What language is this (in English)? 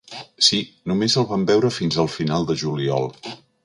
Catalan